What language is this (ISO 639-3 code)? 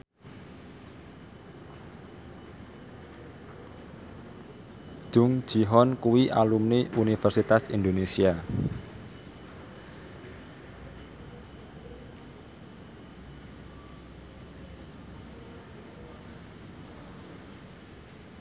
jav